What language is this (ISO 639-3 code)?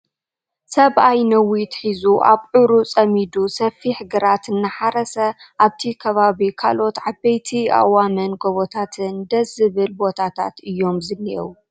tir